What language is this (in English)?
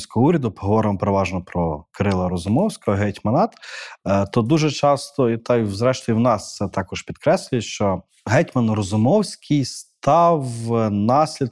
Ukrainian